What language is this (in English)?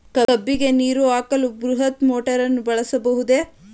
Kannada